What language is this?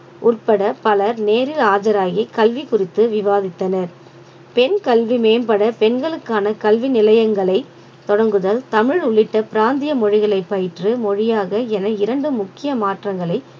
Tamil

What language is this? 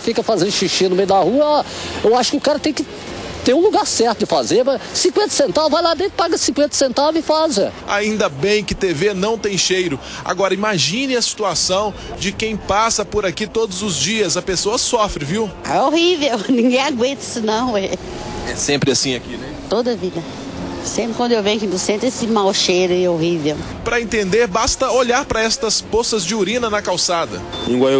Portuguese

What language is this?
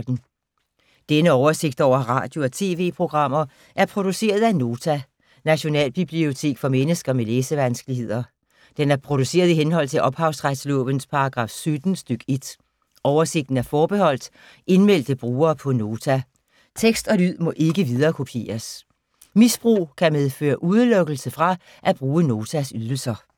Danish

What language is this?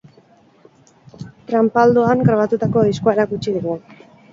Basque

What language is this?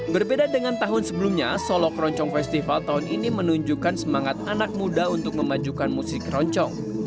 Indonesian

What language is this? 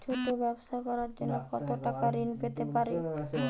Bangla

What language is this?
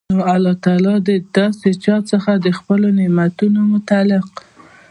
Pashto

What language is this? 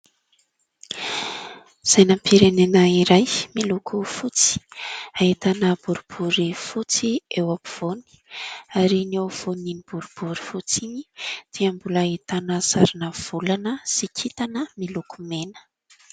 Malagasy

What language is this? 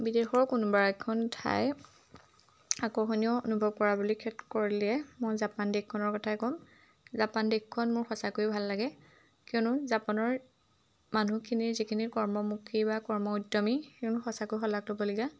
Assamese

